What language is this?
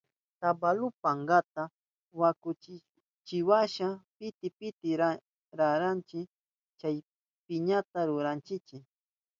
Southern Pastaza Quechua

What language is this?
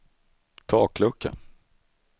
Swedish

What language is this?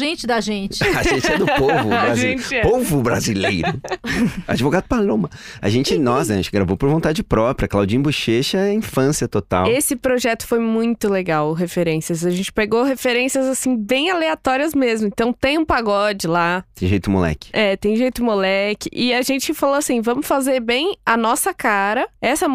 Portuguese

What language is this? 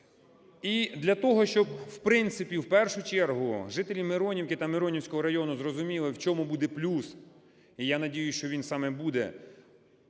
Ukrainian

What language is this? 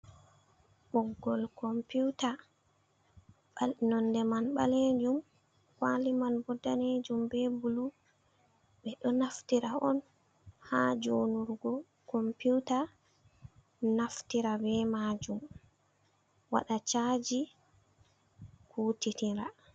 Fula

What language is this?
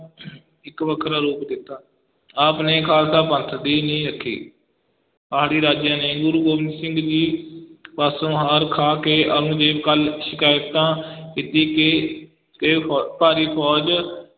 Punjabi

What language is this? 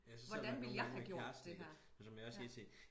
Danish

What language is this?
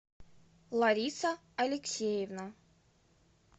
Russian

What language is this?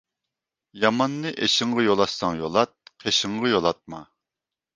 Uyghur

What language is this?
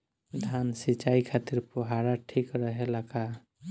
Bhojpuri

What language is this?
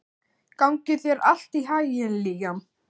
Icelandic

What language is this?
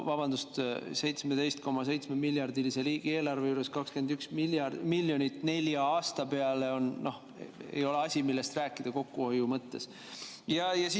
Estonian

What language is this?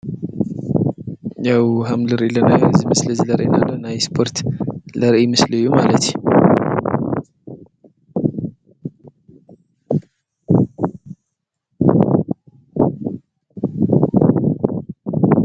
Tigrinya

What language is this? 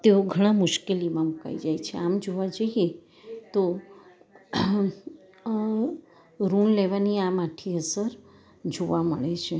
Gujarati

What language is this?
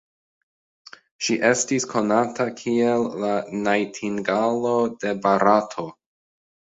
Esperanto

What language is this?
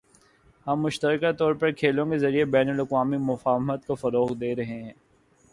Urdu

